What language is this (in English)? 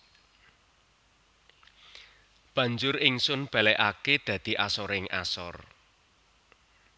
Javanese